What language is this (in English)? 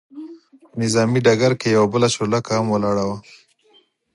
Pashto